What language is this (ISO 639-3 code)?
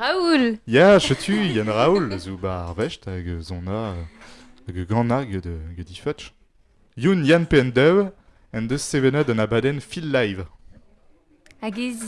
fra